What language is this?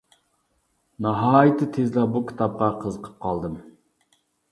Uyghur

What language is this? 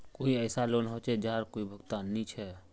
Magahi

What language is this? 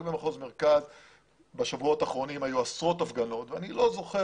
Hebrew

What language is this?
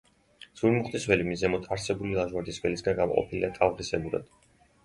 Georgian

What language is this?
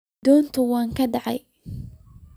Somali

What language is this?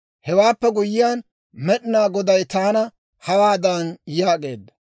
Dawro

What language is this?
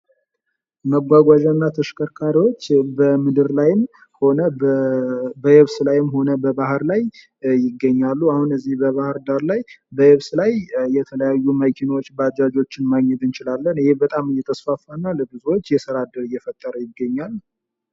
Amharic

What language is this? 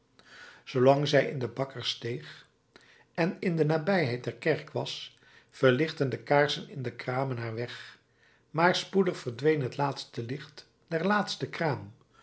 Dutch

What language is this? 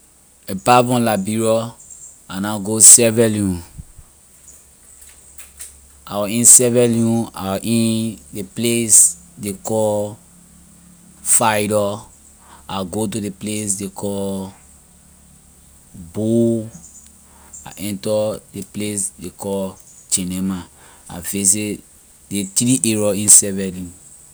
Liberian English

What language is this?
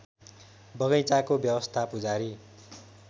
Nepali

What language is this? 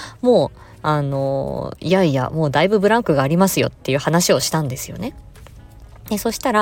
Japanese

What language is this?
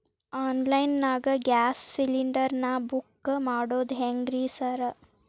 Kannada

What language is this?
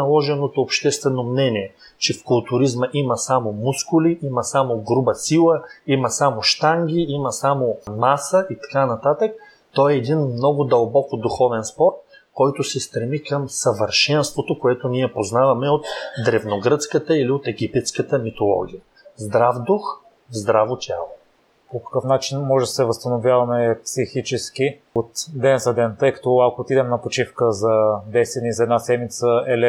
Bulgarian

